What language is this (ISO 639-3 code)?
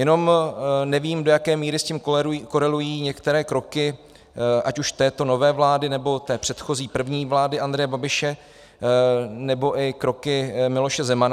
ces